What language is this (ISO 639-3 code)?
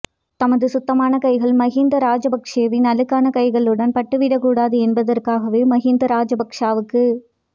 tam